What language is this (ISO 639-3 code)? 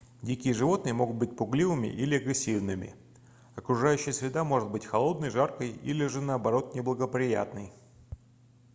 rus